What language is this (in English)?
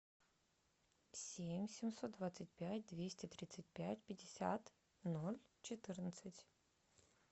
Russian